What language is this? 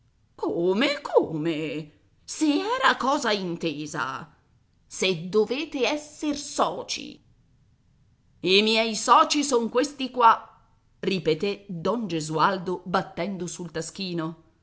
Italian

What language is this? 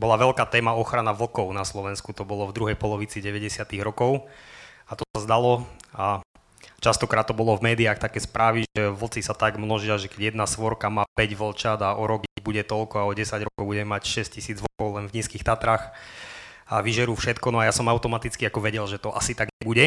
Slovak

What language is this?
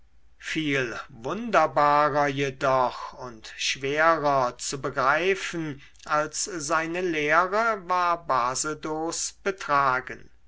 German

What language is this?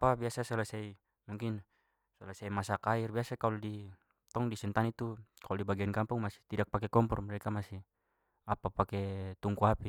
Papuan Malay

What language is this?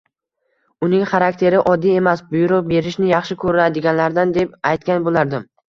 Uzbek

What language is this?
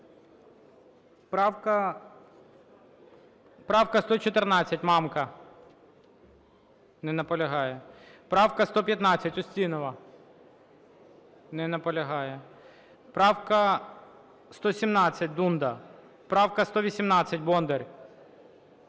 Ukrainian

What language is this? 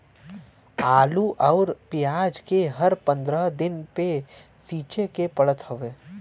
Bhojpuri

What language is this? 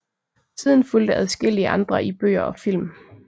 Danish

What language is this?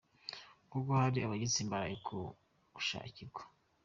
Kinyarwanda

